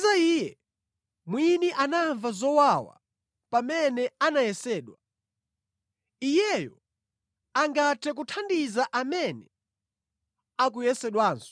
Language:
Nyanja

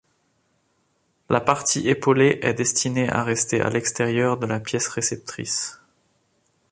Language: French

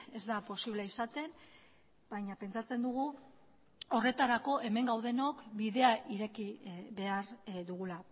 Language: Basque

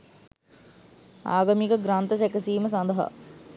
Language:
Sinhala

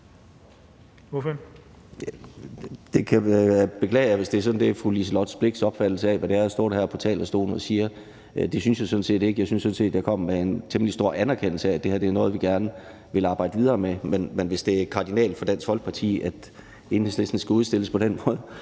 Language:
Danish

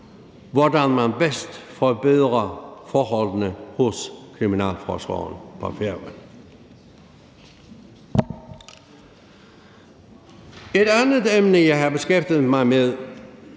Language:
Danish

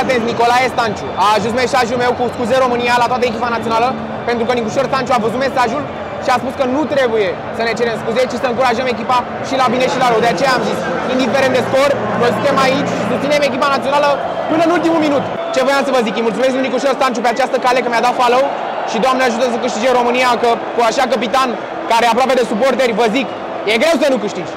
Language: Romanian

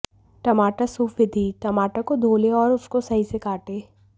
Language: Hindi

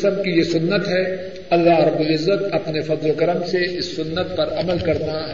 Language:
Urdu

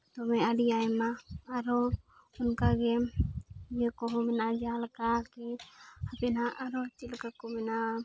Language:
Santali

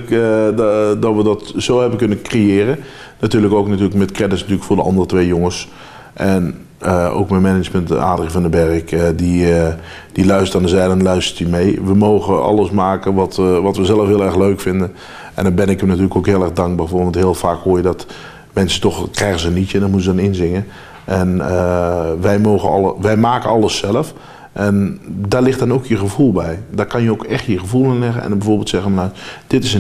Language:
Dutch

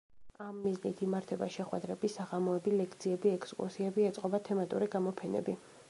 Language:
Georgian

